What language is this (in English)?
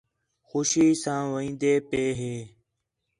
Khetrani